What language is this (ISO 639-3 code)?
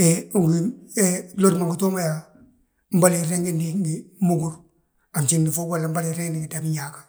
bjt